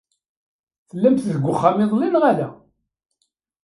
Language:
Kabyle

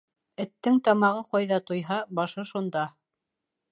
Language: Bashkir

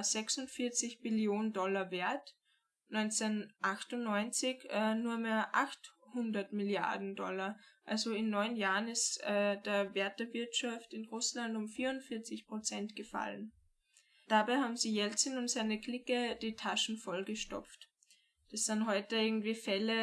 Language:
German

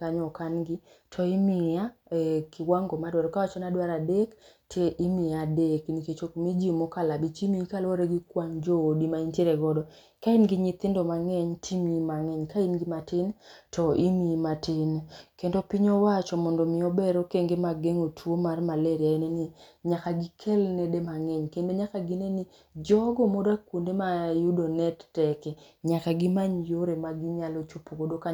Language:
Luo (Kenya and Tanzania)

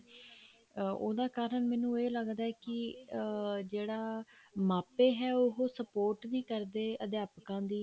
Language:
Punjabi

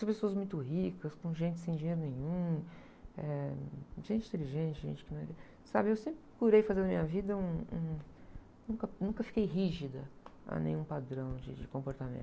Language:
Portuguese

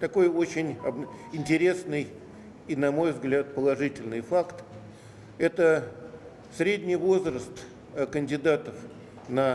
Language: Russian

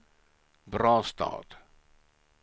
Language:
Swedish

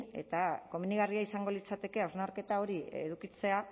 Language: Basque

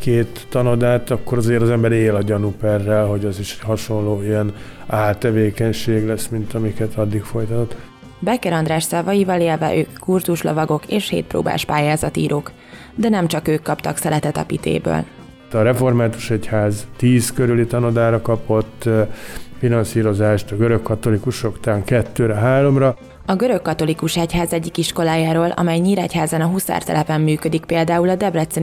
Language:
Hungarian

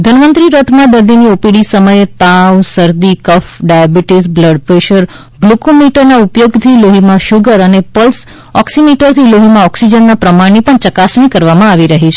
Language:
Gujarati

